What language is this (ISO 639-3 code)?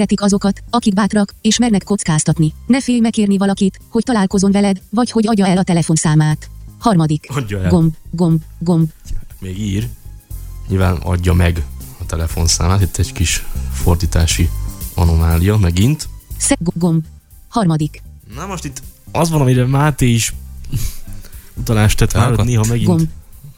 hun